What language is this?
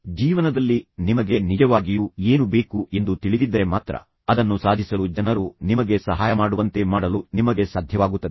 Kannada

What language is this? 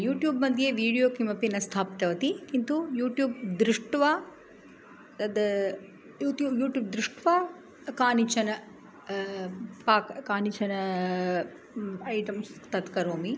Sanskrit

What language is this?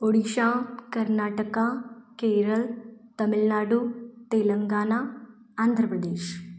Hindi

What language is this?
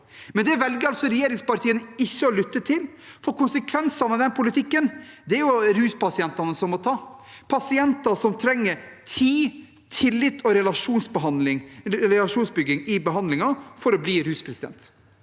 Norwegian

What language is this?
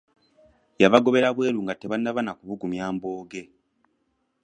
Ganda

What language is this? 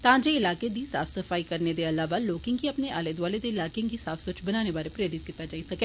Dogri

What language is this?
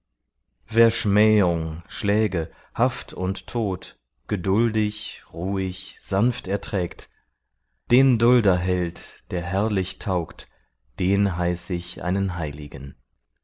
German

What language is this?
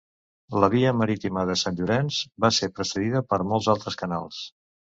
Catalan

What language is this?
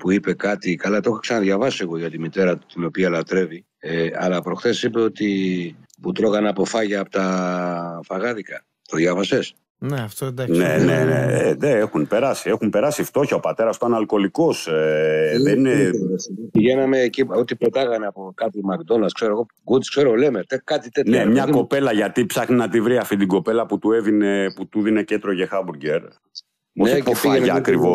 Greek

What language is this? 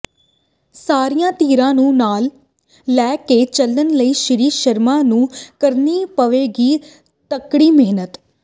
Punjabi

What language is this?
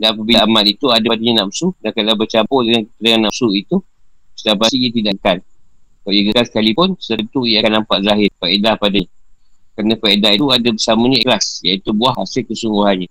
Malay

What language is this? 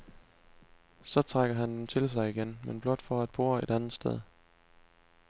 Danish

